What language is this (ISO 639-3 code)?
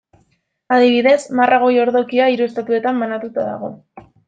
eus